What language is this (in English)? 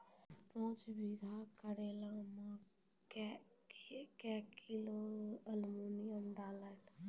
Maithili